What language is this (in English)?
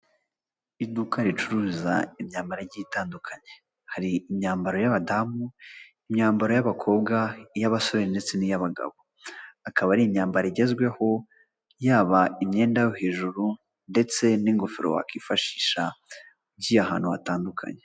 Kinyarwanda